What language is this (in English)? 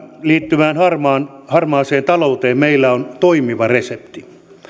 Finnish